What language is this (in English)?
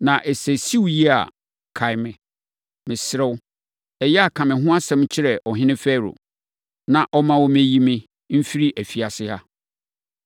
Akan